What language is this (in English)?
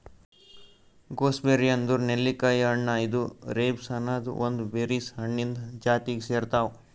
Kannada